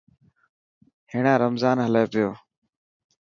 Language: Dhatki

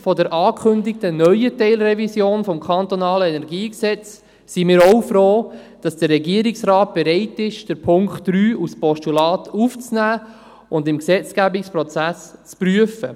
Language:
Swiss German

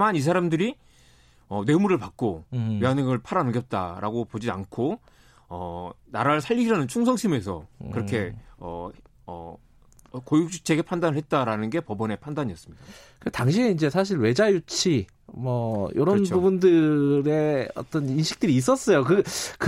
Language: Korean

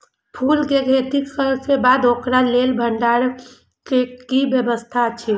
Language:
Maithili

